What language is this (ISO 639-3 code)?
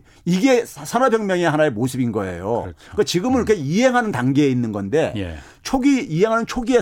kor